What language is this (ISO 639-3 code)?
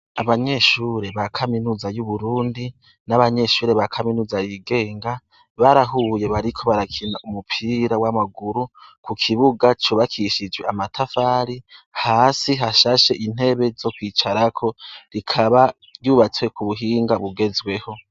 run